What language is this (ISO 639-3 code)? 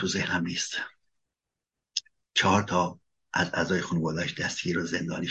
fas